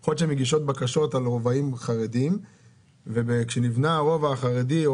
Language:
Hebrew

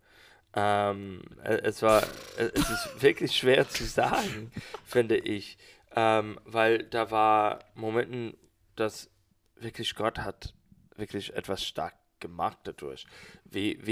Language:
German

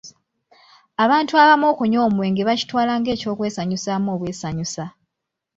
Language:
Ganda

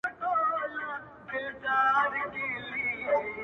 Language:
Pashto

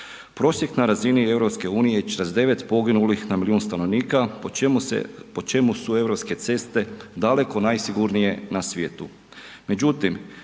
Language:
Croatian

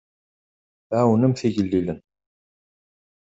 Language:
Kabyle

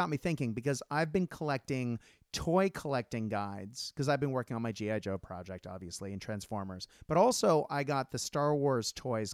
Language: English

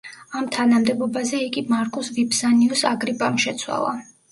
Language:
Georgian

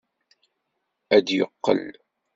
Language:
Kabyle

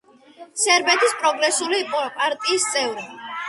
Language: Georgian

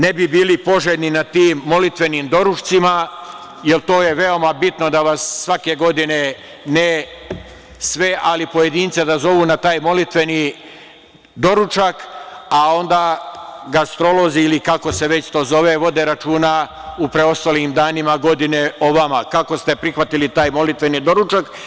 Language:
Serbian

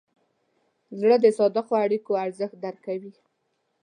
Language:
Pashto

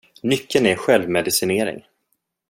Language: Swedish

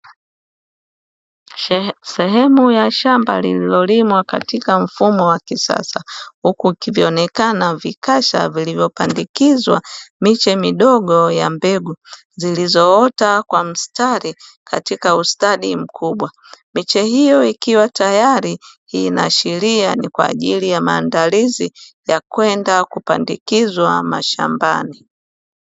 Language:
Swahili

